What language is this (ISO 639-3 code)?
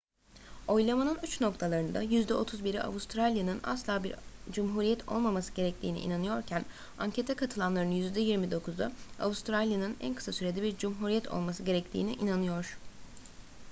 tur